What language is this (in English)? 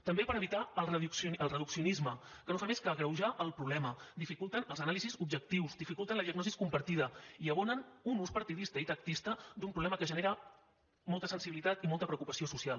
Catalan